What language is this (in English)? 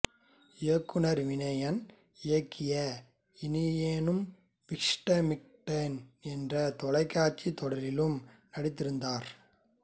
Tamil